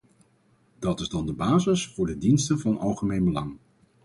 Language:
Dutch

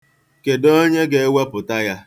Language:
Igbo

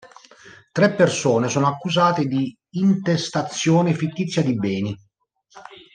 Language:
Italian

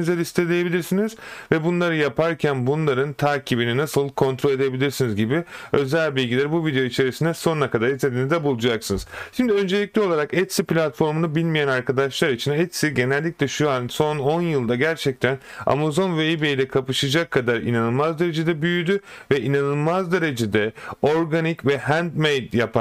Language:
Turkish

